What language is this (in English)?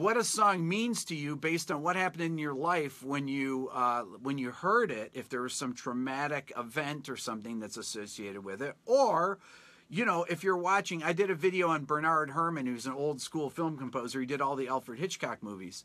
English